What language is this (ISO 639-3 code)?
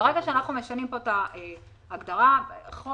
heb